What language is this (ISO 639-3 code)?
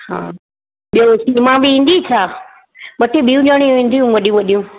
snd